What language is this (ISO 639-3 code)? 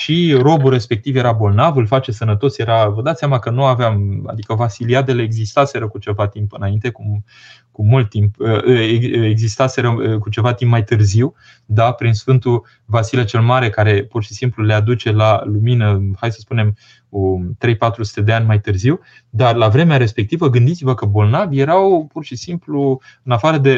ron